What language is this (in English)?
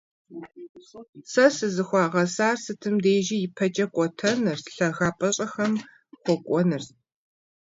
Kabardian